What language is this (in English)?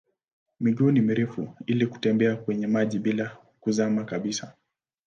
Swahili